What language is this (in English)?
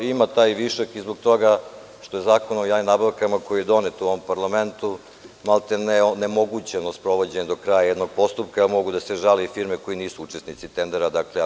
Serbian